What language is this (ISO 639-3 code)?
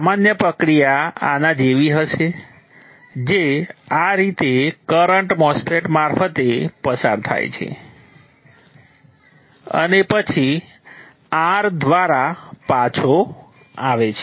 guj